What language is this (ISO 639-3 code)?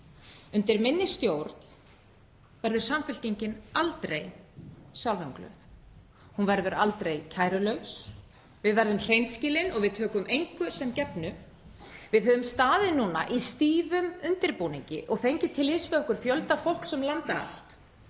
isl